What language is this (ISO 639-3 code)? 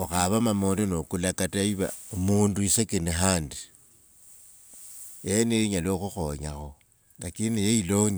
lwg